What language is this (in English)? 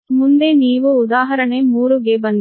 Kannada